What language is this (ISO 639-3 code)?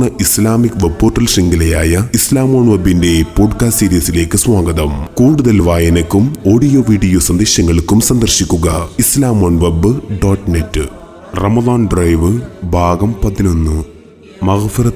mal